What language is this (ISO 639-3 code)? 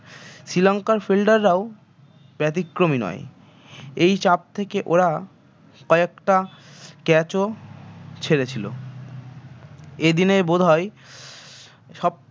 ben